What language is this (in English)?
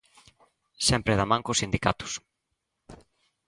Galician